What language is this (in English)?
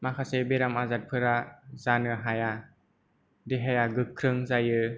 Bodo